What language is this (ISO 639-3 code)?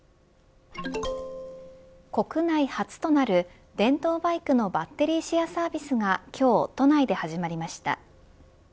jpn